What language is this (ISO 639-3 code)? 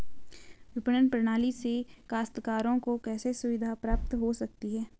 hin